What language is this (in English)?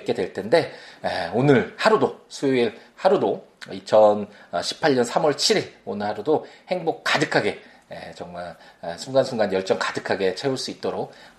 Korean